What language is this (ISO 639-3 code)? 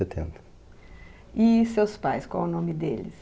por